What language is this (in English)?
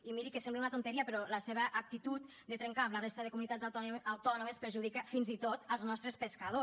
Catalan